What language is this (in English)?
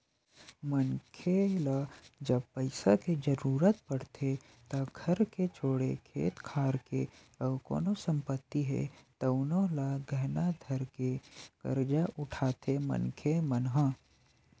Chhattisgarhi